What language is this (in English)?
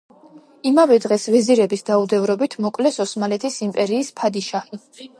Georgian